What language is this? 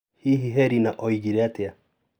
Kikuyu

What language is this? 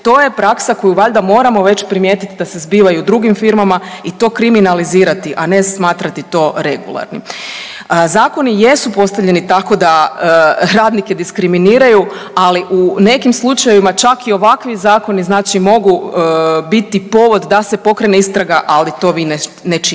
Croatian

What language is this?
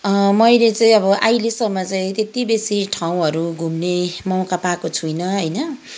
Nepali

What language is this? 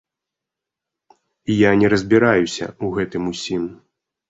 Belarusian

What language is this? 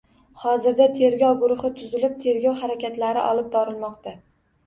Uzbek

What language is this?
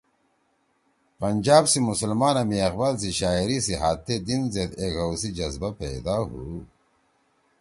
Torwali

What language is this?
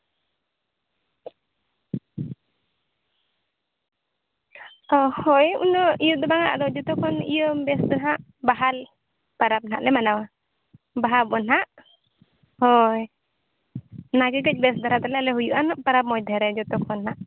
Santali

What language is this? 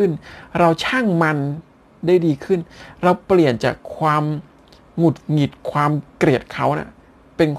Thai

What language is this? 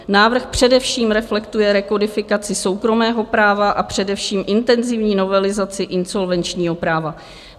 Czech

